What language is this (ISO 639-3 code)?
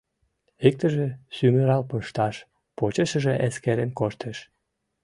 chm